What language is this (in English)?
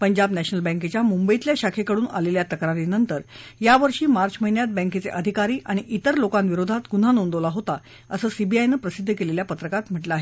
Marathi